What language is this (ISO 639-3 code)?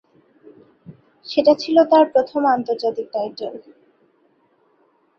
ben